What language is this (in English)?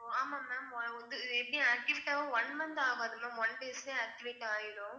Tamil